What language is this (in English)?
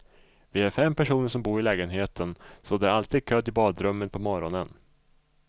Swedish